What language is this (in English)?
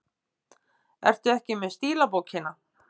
Icelandic